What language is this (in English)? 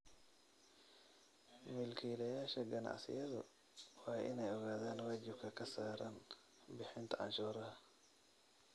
Somali